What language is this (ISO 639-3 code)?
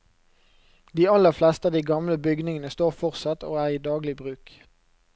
nor